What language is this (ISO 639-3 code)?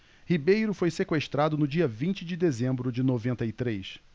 por